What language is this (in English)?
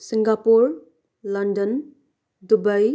Nepali